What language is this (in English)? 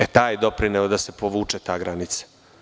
Serbian